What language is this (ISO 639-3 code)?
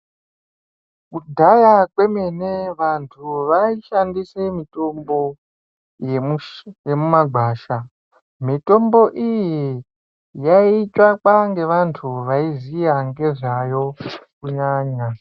ndc